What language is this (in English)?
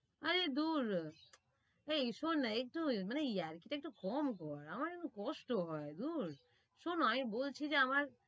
Bangla